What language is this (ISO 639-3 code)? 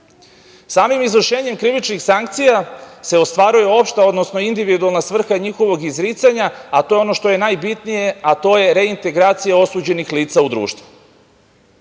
srp